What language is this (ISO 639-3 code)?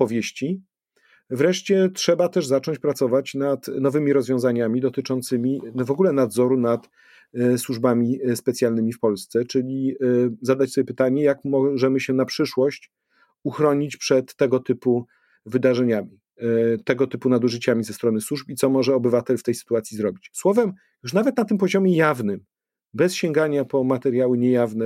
pol